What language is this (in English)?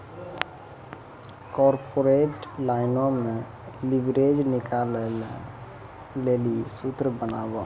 Maithili